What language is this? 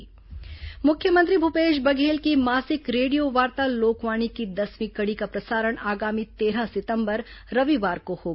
Hindi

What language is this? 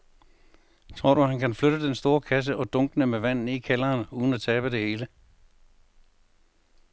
Danish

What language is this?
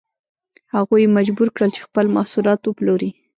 Pashto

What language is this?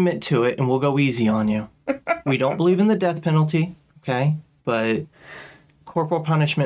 English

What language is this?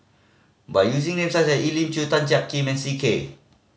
English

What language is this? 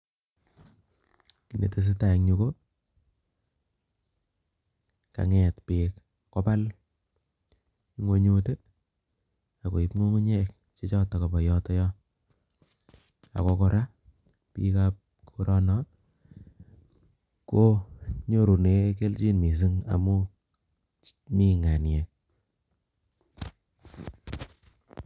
Kalenjin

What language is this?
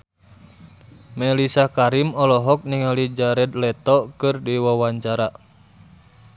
Sundanese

